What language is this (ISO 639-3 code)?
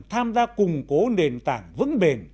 vie